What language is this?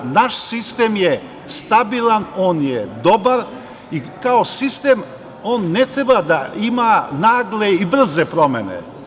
Serbian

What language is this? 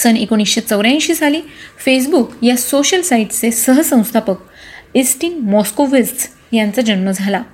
Marathi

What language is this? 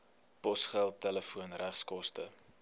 Afrikaans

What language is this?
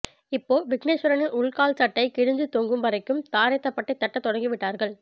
Tamil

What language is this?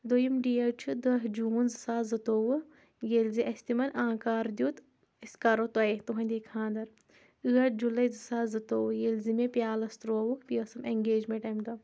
Kashmiri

